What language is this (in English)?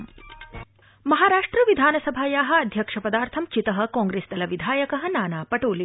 Sanskrit